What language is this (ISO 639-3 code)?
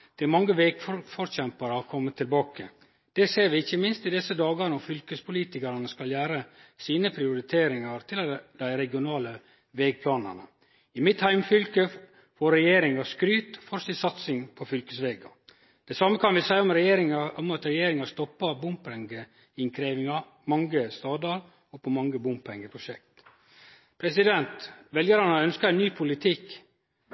nno